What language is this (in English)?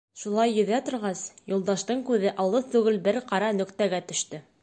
Bashkir